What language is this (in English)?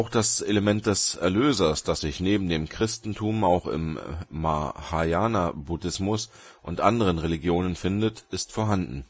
German